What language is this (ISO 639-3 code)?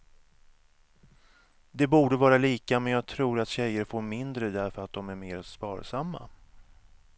swe